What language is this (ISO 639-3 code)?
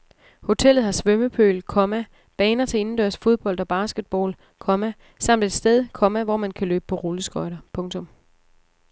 dan